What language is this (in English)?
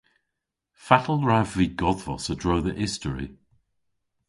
Cornish